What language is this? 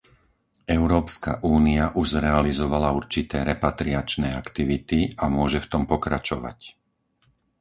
Slovak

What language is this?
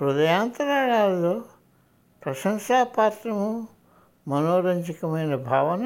Telugu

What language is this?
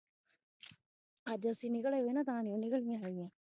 Punjabi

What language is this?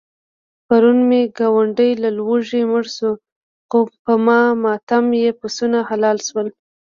Pashto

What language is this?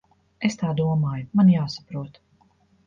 Latvian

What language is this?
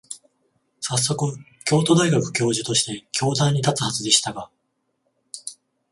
Japanese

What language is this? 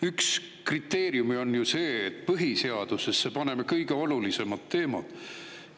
Estonian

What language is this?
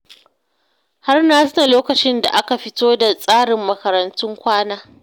Hausa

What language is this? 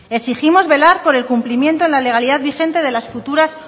Spanish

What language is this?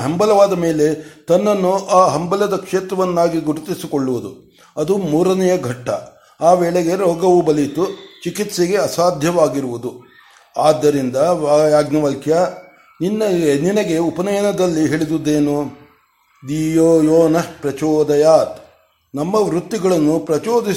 Kannada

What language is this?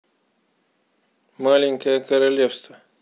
Russian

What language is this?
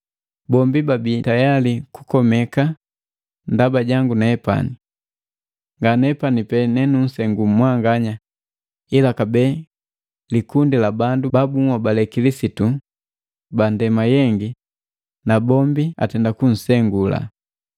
Matengo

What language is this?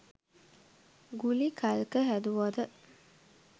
Sinhala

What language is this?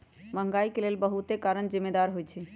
Magahi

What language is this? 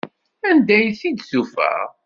Kabyle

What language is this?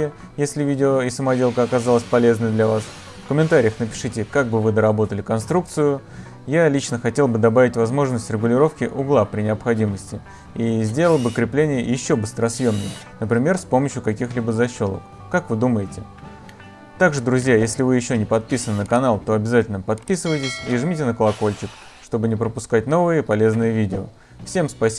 Russian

